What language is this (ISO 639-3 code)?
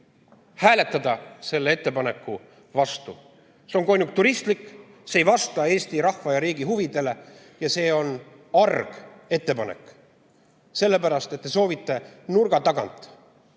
est